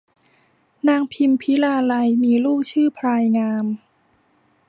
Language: Thai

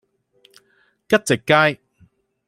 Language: Cantonese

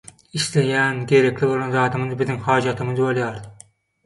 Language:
Turkmen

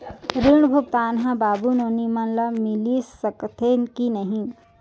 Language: Chhattisgarhi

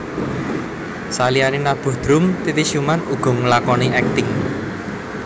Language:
Javanese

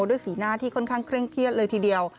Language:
Thai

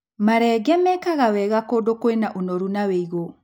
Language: Kikuyu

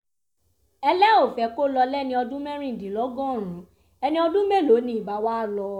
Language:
Yoruba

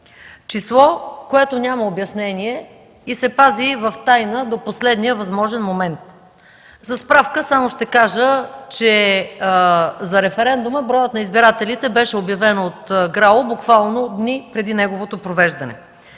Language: Bulgarian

